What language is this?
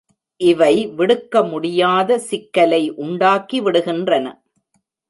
Tamil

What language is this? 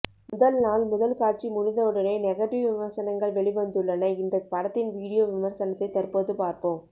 Tamil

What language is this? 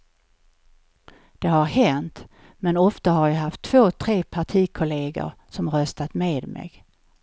Swedish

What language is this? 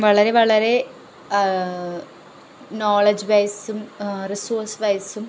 Malayalam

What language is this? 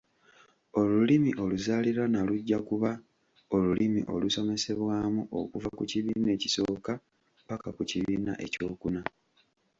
Ganda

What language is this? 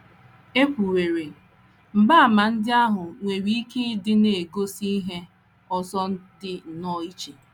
Igbo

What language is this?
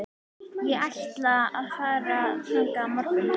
Icelandic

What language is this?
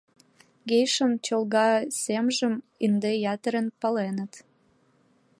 Mari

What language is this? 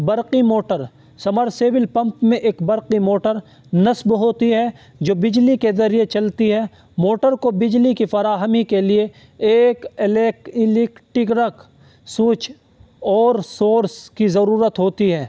Urdu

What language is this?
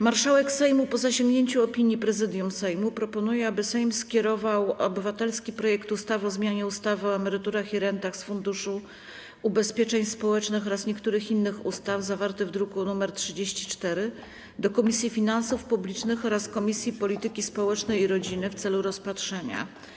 Polish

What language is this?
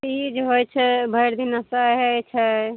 Maithili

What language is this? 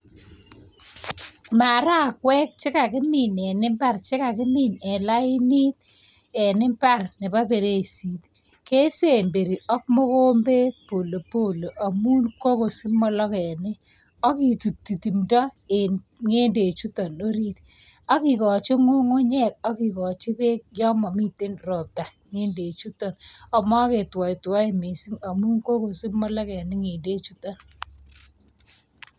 Kalenjin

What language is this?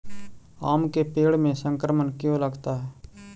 Magahi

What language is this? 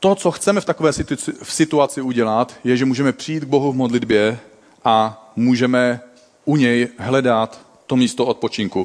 Czech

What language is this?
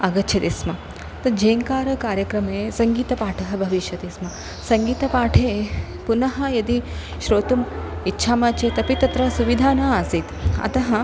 Sanskrit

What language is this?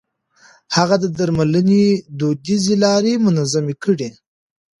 Pashto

